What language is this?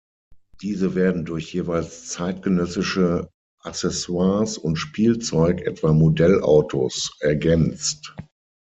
German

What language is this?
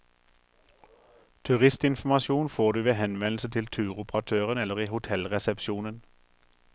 Norwegian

